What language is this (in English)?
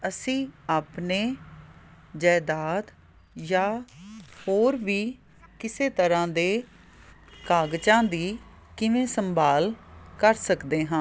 Punjabi